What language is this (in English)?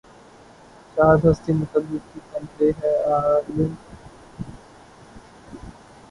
Urdu